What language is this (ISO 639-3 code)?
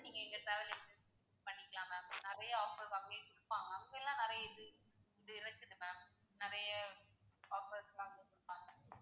tam